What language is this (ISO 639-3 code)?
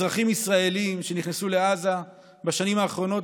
heb